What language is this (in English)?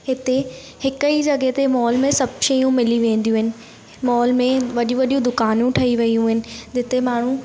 Sindhi